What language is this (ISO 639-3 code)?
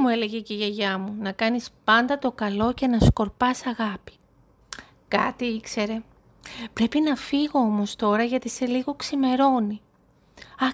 ell